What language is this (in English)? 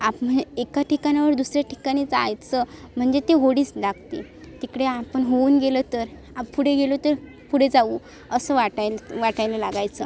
Marathi